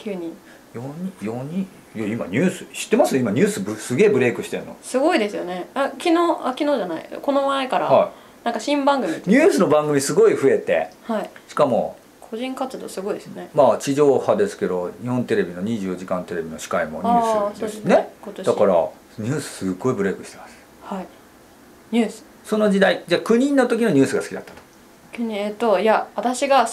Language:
Japanese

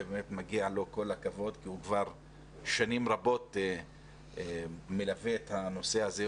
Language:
Hebrew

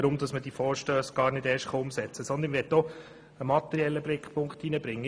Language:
Swiss German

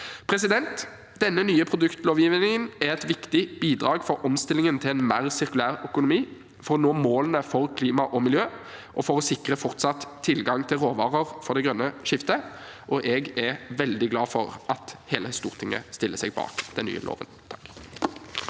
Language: Norwegian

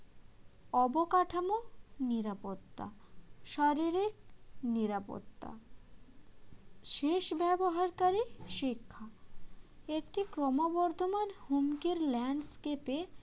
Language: Bangla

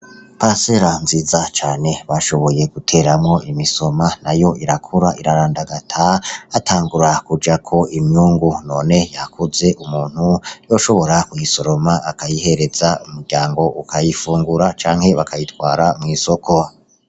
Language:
Rundi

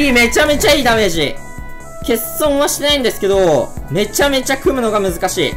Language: Japanese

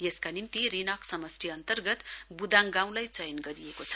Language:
Nepali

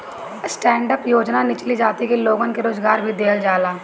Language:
Bhojpuri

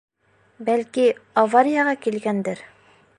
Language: Bashkir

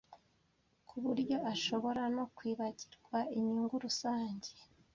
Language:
Kinyarwanda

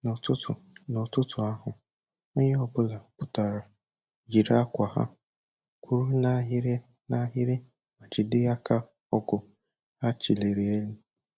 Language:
Igbo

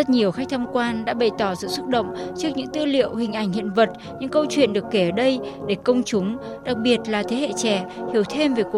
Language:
Vietnamese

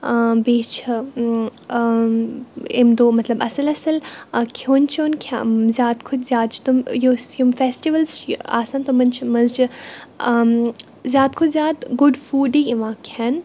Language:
Kashmiri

